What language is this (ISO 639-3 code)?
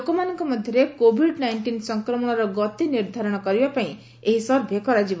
ori